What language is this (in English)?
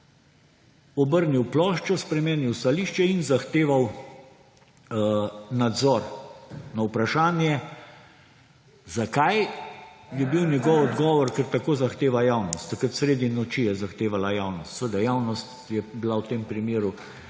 Slovenian